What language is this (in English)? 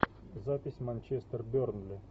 Russian